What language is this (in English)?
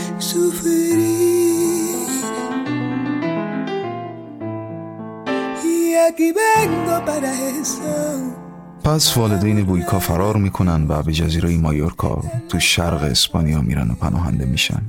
Persian